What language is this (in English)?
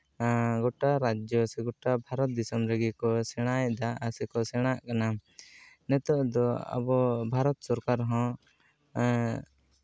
Santali